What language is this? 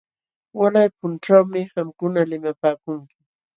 Jauja Wanca Quechua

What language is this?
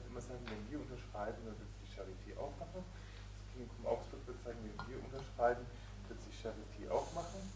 German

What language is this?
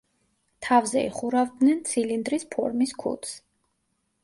Georgian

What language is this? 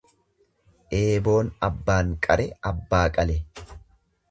Oromo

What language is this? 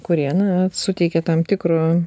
Lithuanian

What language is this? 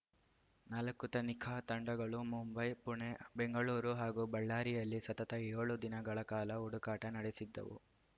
Kannada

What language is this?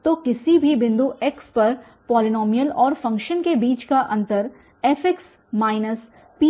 Hindi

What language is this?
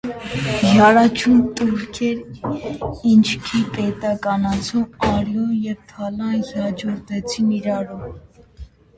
Armenian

